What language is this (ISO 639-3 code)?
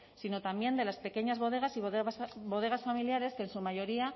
spa